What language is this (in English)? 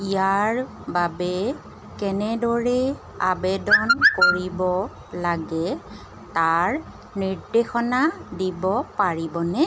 Assamese